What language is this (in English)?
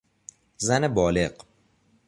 Persian